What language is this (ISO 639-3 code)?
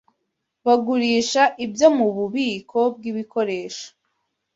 kin